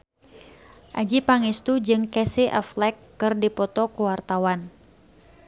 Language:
Sundanese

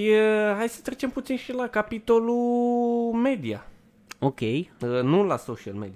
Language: Romanian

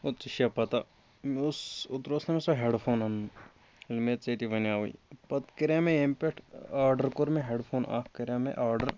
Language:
Kashmiri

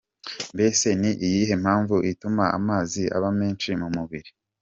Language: Kinyarwanda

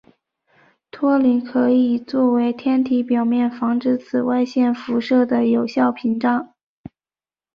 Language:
Chinese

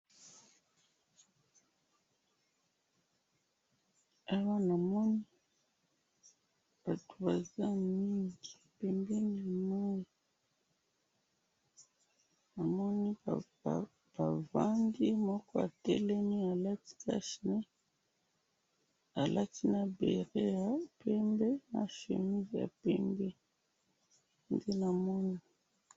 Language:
Lingala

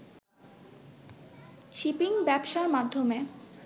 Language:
Bangla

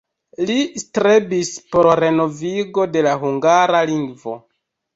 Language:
Esperanto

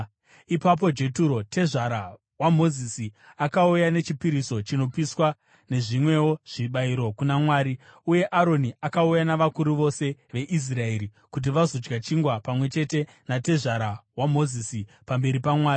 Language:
Shona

